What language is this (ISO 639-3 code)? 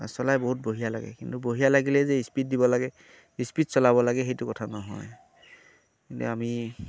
asm